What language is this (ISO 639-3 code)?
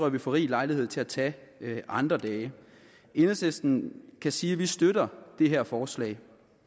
dan